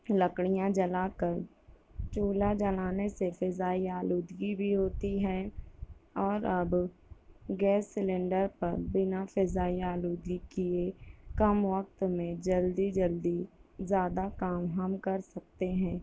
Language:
Urdu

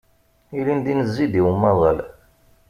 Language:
Kabyle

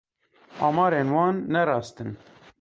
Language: Kurdish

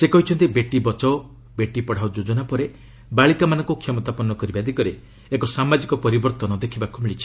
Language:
Odia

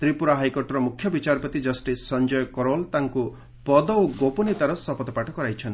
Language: Odia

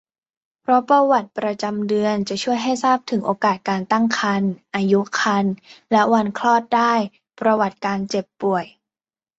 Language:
Thai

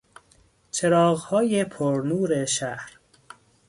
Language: Persian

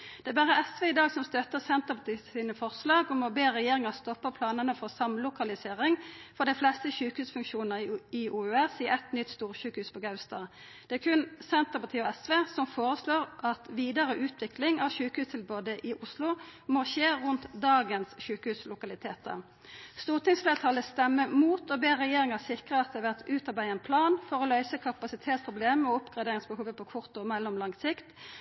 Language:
Norwegian Nynorsk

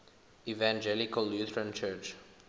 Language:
English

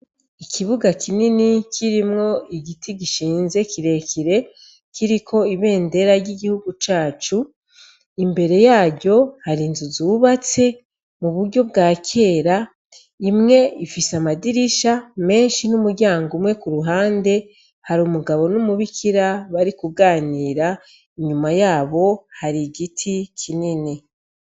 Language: Rundi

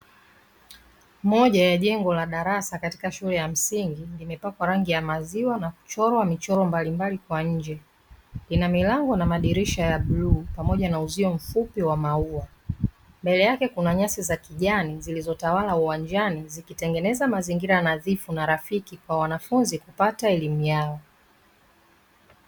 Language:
Swahili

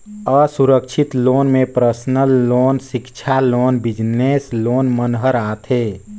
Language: Chhattisgarhi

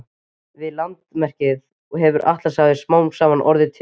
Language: Icelandic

